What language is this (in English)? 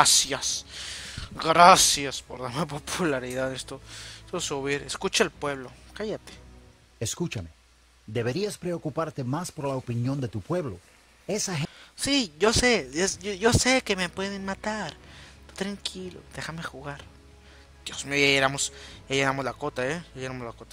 Spanish